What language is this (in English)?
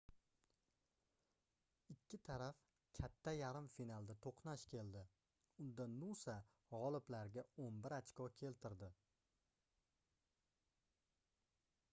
Uzbek